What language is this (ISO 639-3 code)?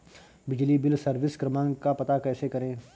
hin